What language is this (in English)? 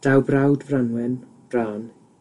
Welsh